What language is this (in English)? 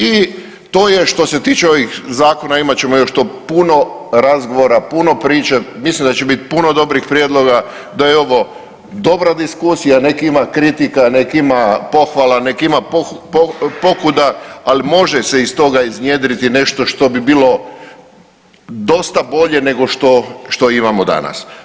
Croatian